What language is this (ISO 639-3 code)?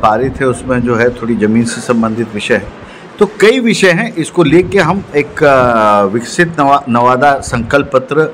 hin